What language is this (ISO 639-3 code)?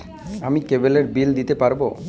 ben